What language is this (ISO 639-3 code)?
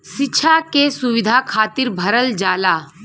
bho